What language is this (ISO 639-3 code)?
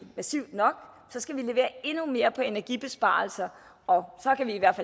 dan